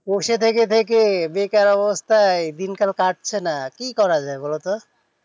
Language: Bangla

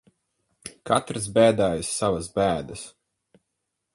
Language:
Latvian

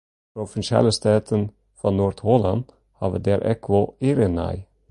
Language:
Western Frisian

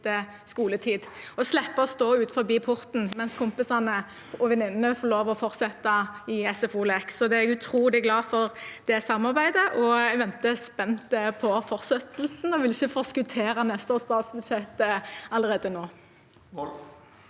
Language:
Norwegian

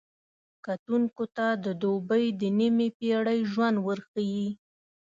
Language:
Pashto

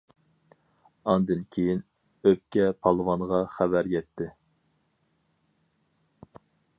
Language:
Uyghur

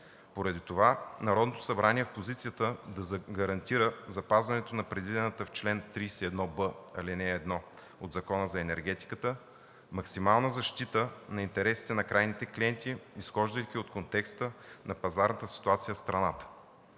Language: Bulgarian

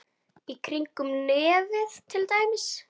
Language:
Icelandic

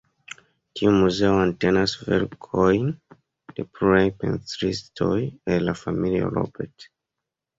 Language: Esperanto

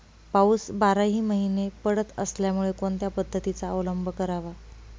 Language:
Marathi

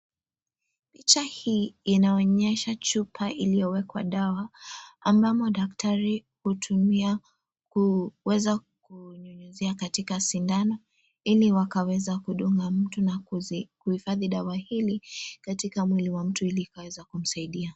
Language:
Swahili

